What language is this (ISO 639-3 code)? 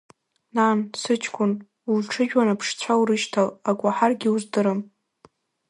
abk